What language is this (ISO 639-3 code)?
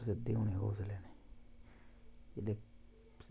doi